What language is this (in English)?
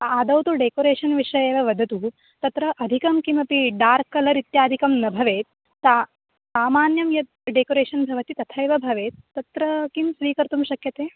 Sanskrit